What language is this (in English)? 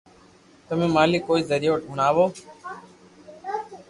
Loarki